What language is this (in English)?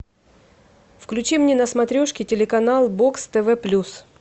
Russian